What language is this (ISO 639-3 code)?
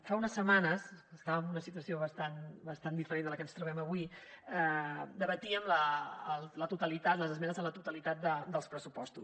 cat